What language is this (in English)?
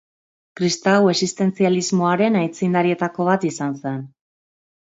Basque